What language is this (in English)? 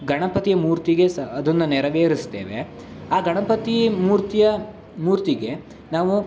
Kannada